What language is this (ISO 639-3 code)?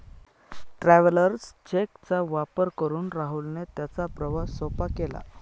mar